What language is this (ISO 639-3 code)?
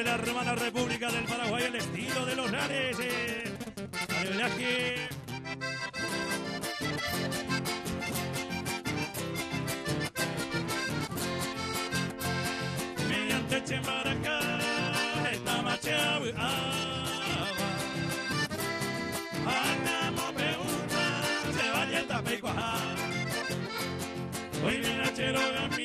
spa